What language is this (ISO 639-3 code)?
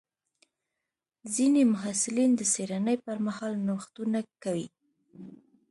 pus